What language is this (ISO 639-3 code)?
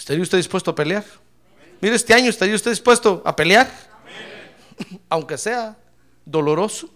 spa